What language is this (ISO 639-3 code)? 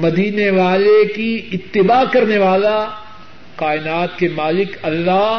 urd